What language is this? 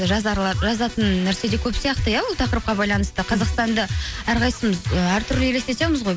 Kazakh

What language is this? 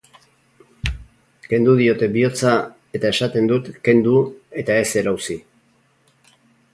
Basque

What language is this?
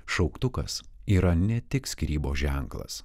Lithuanian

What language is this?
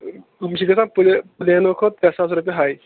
Kashmiri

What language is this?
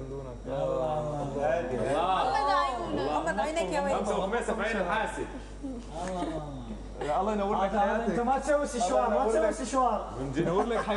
Arabic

